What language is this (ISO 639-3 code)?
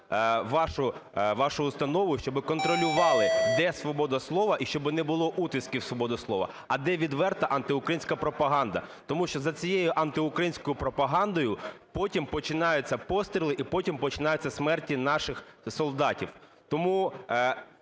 ukr